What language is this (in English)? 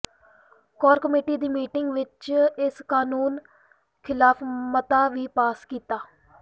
Punjabi